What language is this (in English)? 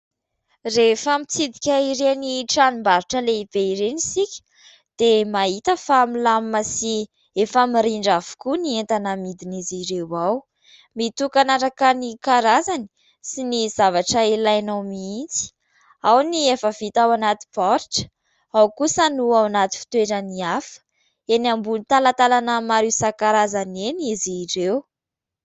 Malagasy